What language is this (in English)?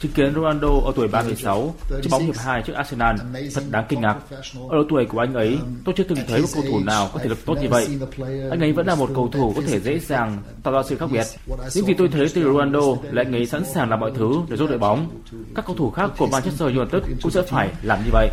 Vietnamese